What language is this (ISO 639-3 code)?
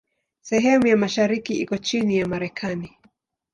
swa